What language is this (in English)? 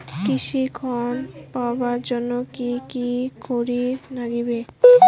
Bangla